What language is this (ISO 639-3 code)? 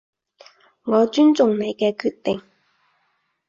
yue